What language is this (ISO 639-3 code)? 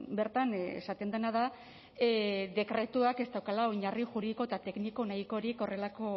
eus